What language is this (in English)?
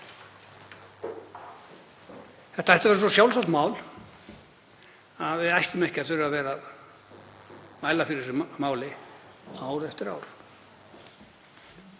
Icelandic